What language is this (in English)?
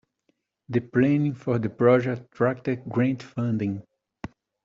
English